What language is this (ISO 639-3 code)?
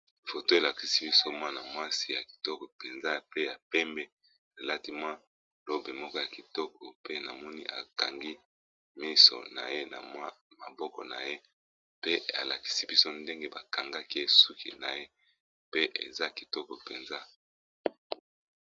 lin